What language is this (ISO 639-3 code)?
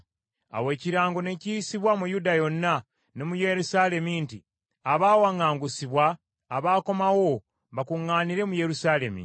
lug